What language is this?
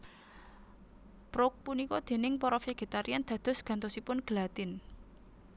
Javanese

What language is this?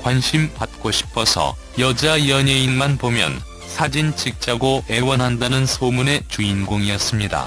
Korean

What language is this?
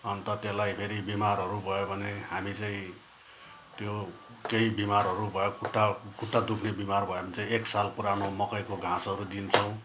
Nepali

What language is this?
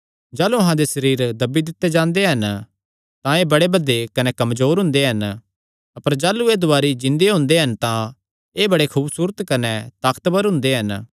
Kangri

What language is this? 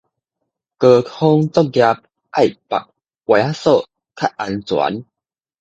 Min Nan Chinese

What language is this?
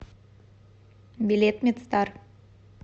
Russian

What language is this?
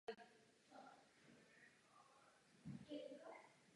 Czech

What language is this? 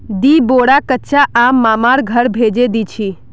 Magahi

